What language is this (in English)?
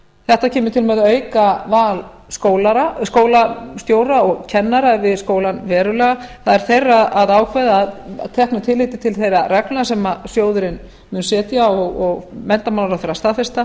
Icelandic